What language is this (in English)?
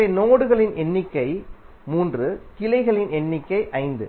Tamil